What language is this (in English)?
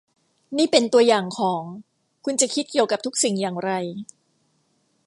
Thai